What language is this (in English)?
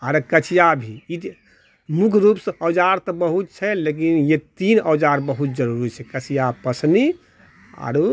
Maithili